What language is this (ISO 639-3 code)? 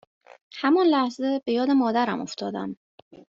fas